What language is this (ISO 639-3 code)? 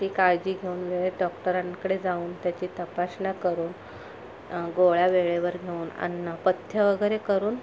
mar